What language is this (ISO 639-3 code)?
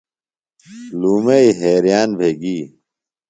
phl